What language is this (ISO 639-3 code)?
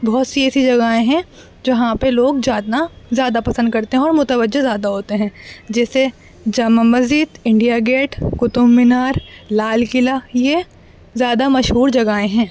urd